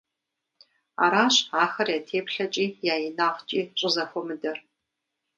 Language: Kabardian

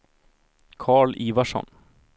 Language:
Swedish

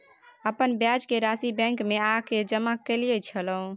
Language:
Maithili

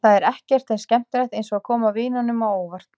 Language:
Icelandic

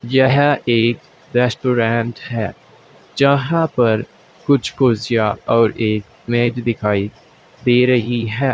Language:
Hindi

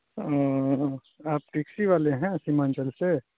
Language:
Urdu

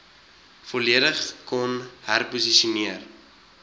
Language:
Afrikaans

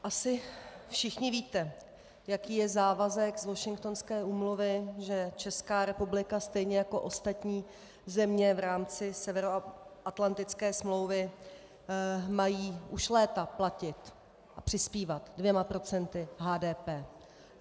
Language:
Czech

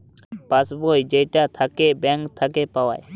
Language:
Bangla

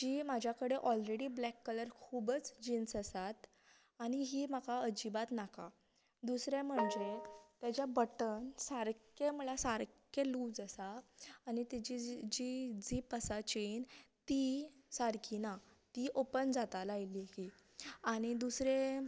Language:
Konkani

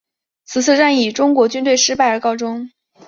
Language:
Chinese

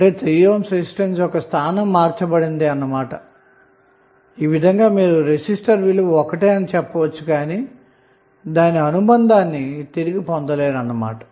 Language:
Telugu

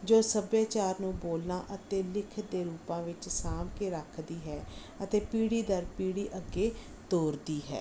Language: Punjabi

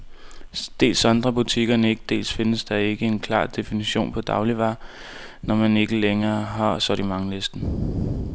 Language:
Danish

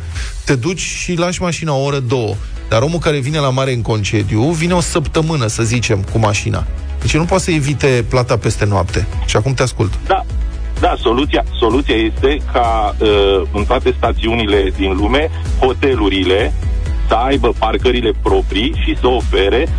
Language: Romanian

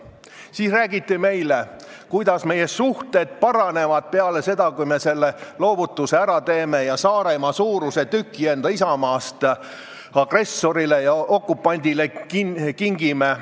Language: Estonian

